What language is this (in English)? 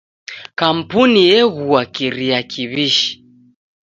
Taita